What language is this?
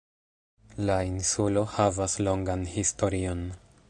Esperanto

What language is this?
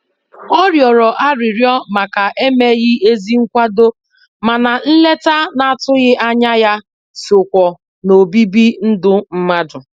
Igbo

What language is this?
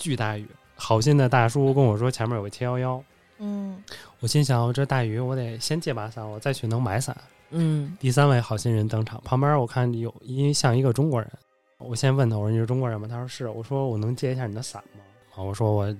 Chinese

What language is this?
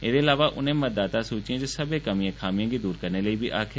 Dogri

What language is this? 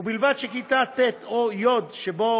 Hebrew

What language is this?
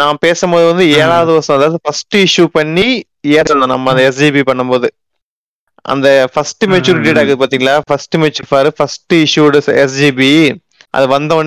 Tamil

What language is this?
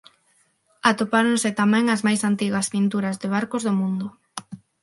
Galician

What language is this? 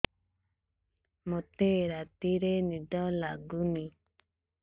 Odia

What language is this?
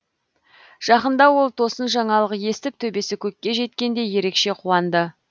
Kazakh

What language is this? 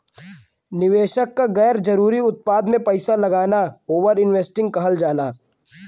Bhojpuri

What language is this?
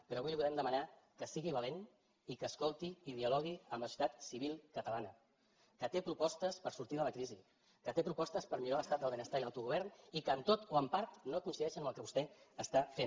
Catalan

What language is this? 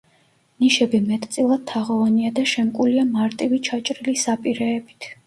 Georgian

